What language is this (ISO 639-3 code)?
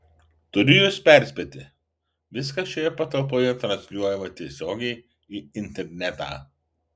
lit